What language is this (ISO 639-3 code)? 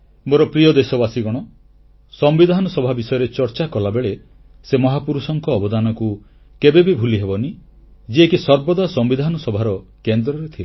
ori